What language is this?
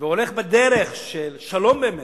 Hebrew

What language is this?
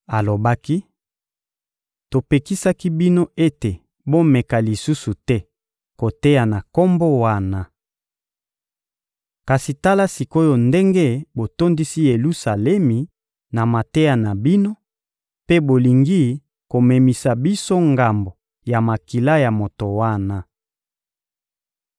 Lingala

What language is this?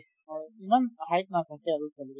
Assamese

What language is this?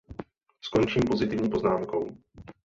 Czech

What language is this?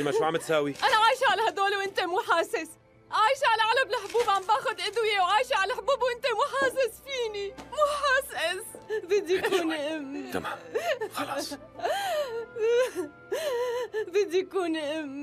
Arabic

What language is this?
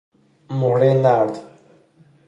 Persian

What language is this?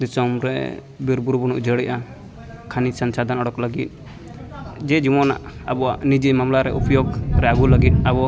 Santali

